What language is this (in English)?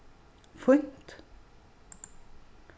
Faroese